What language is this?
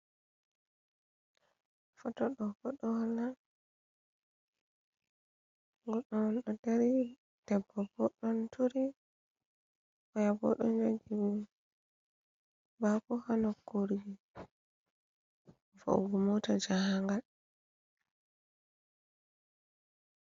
Fula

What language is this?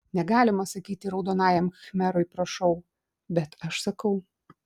Lithuanian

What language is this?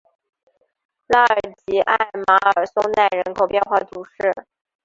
Chinese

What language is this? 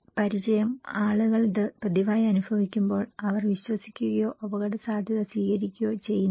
Malayalam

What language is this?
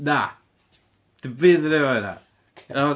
Welsh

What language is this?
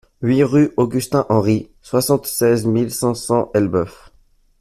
French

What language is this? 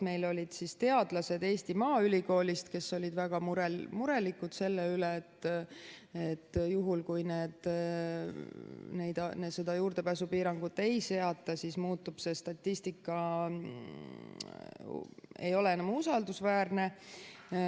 Estonian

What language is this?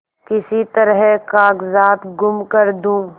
Hindi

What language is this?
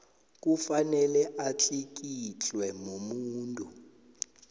South Ndebele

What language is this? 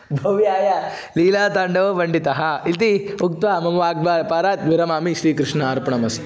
Sanskrit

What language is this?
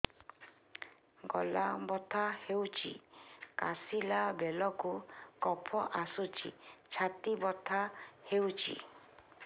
Odia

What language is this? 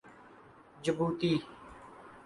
Urdu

